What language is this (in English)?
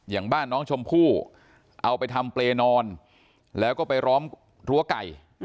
Thai